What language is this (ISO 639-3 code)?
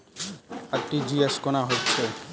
mai